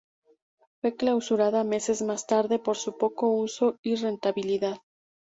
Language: Spanish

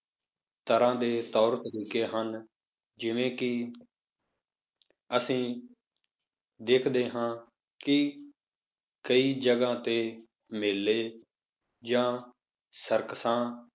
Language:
Punjabi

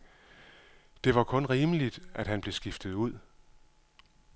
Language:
Danish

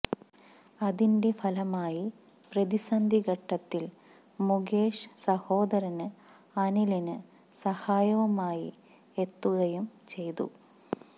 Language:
Malayalam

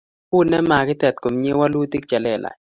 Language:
Kalenjin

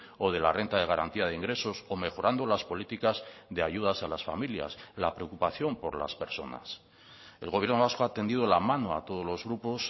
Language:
Spanish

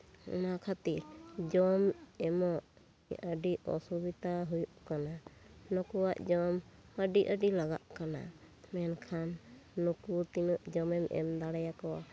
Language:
Santali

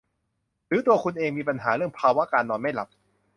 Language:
Thai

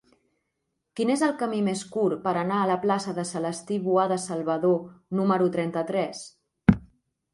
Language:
Catalan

